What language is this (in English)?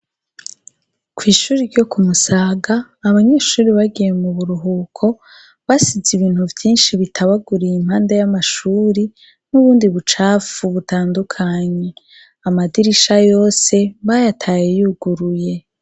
Rundi